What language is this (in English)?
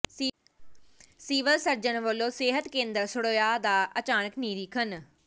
Punjabi